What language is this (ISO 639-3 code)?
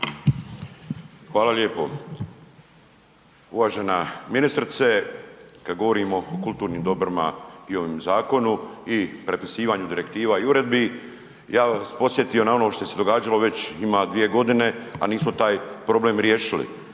hrv